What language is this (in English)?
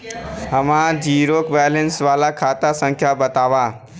Bhojpuri